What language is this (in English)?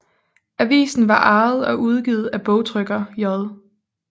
Danish